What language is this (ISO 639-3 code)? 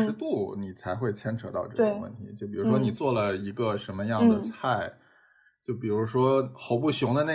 zho